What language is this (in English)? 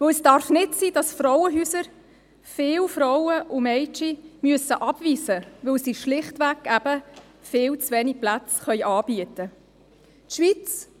Swiss German